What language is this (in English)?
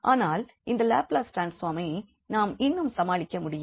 Tamil